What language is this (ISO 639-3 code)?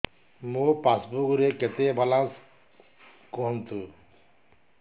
ori